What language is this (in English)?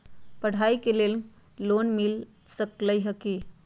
Magahi